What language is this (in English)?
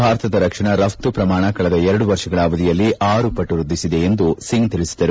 Kannada